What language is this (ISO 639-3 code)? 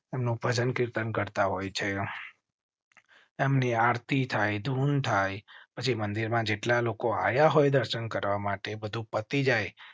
guj